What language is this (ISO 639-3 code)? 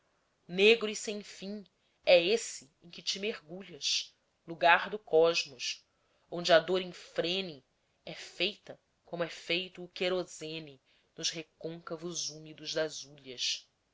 por